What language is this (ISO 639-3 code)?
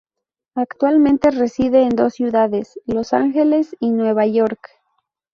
spa